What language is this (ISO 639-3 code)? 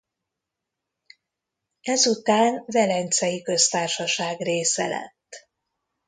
hun